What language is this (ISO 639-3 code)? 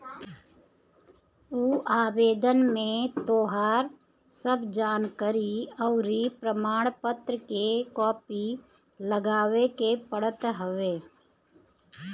bho